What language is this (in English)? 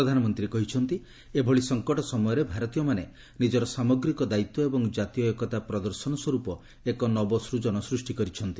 Odia